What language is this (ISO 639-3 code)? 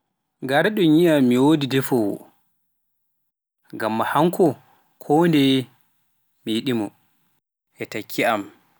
fuf